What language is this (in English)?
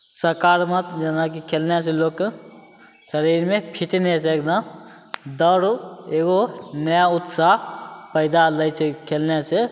Maithili